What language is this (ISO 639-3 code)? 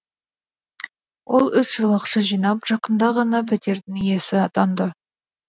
kaz